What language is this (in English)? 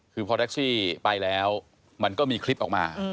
Thai